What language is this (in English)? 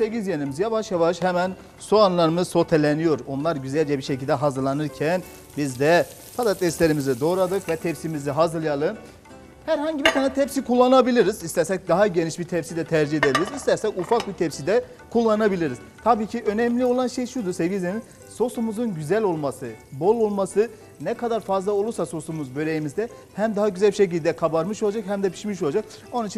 Turkish